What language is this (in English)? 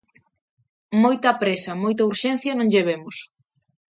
Galician